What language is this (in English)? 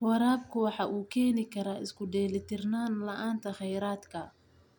Somali